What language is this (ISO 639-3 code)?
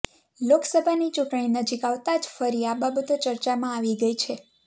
guj